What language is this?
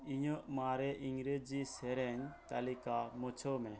Santali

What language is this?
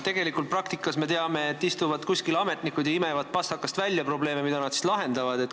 Estonian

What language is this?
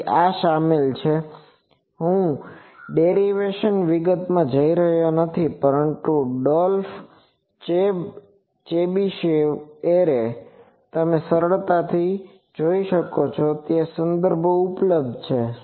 Gujarati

